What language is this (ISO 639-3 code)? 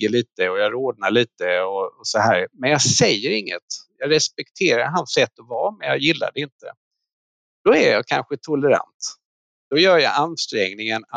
swe